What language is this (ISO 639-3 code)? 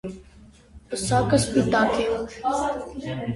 hye